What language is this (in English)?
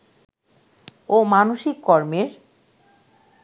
Bangla